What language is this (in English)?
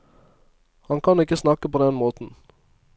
Norwegian